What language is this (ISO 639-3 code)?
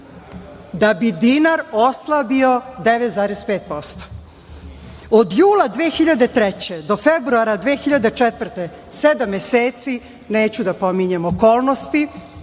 srp